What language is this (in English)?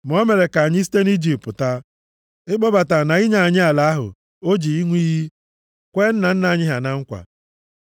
Igbo